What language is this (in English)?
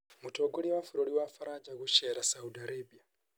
Kikuyu